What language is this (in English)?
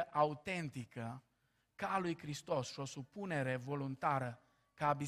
Romanian